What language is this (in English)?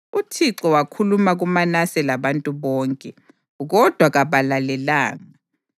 North Ndebele